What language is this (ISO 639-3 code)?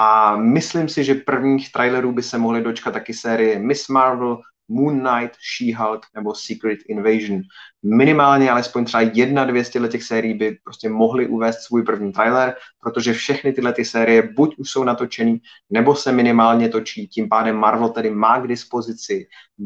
ces